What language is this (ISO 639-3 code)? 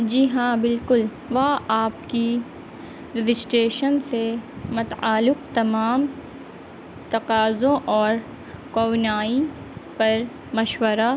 urd